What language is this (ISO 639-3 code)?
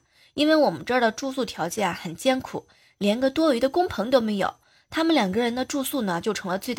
zho